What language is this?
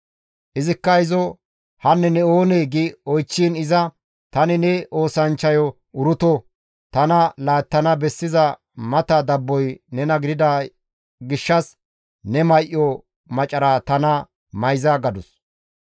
Gamo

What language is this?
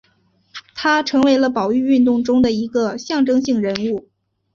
Chinese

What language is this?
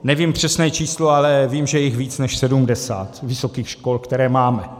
Czech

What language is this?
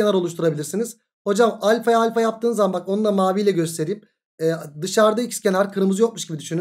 Turkish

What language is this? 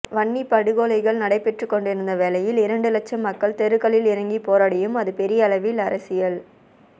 Tamil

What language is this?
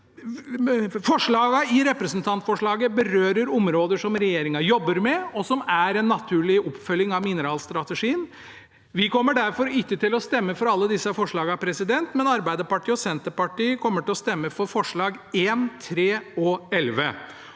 Norwegian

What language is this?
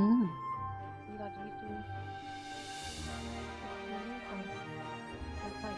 Korean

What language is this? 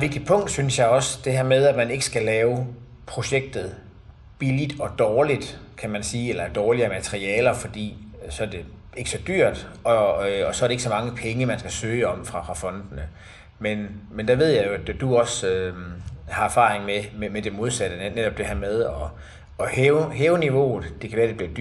Danish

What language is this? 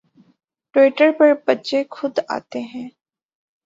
Urdu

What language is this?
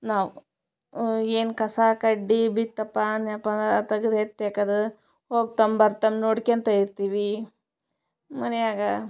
Kannada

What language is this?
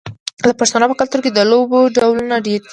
Pashto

